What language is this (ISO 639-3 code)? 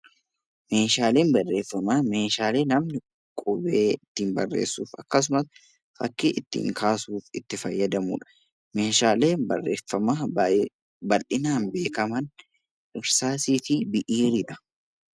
orm